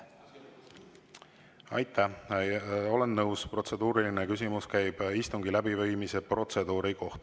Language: Estonian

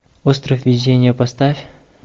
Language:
Russian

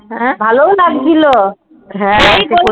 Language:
Bangla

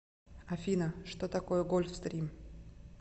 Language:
Russian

